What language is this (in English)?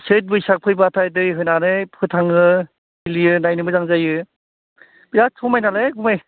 Bodo